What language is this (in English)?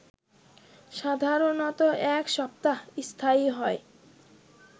Bangla